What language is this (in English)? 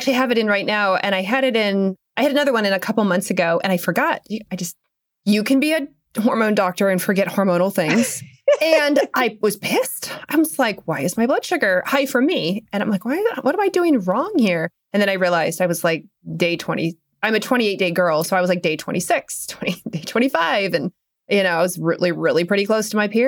English